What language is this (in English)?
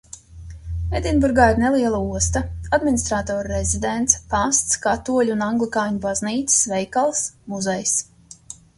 Latvian